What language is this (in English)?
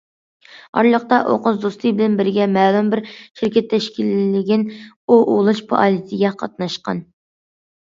Uyghur